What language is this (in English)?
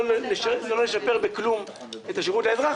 Hebrew